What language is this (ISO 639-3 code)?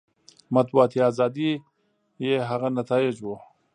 pus